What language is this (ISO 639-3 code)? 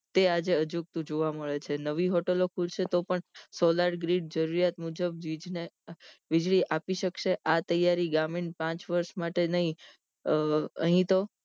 guj